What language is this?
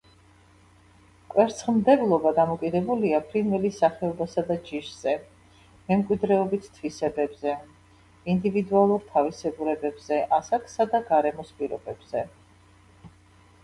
Georgian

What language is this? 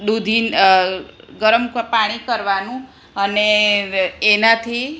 Gujarati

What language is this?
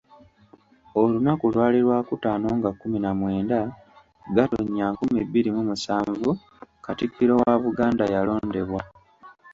Ganda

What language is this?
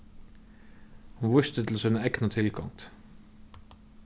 Faroese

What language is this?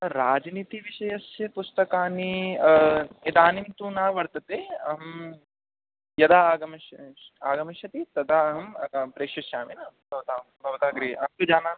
Sanskrit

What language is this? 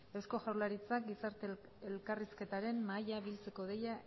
Basque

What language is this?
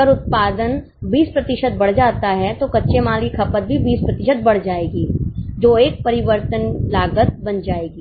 Hindi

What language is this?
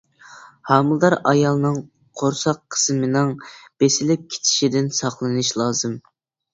Uyghur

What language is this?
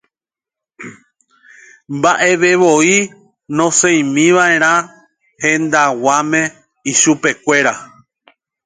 Guarani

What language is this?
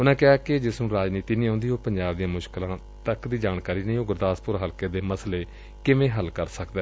Punjabi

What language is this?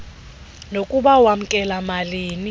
Xhosa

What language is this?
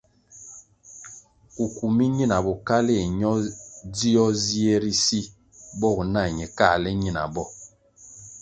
Kwasio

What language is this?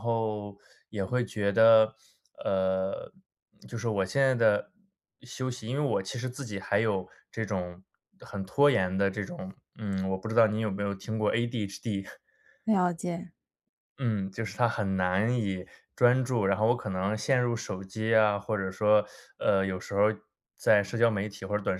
Chinese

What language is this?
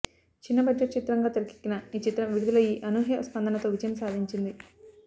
Telugu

